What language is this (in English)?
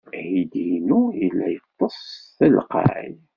Kabyle